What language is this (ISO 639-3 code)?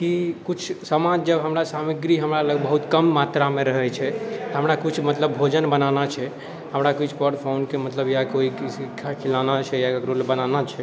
mai